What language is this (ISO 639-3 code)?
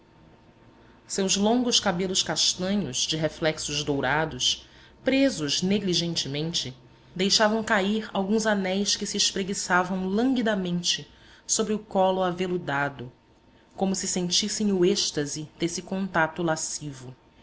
por